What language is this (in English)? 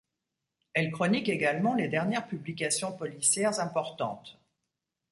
French